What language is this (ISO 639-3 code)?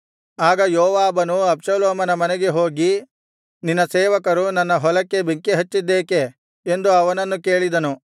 kan